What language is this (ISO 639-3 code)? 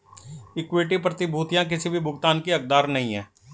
hin